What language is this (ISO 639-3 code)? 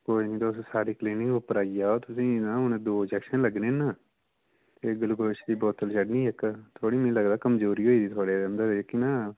doi